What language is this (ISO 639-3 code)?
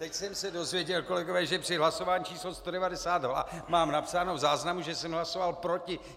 ces